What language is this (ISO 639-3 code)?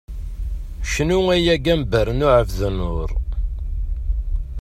kab